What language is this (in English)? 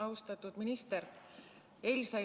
Estonian